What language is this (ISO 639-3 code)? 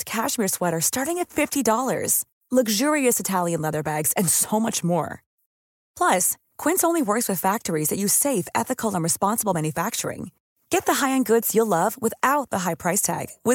swe